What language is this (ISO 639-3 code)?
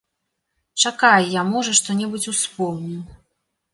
bel